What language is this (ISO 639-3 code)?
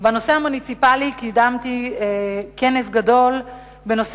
heb